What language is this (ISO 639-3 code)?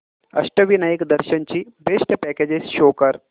mar